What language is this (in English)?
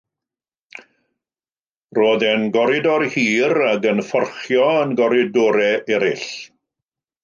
Welsh